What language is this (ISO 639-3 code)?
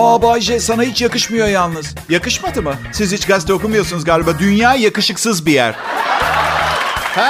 tur